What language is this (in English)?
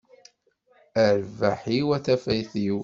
Kabyle